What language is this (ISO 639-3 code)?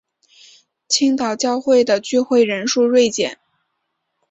zho